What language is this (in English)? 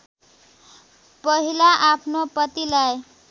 Nepali